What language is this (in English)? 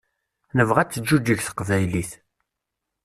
Kabyle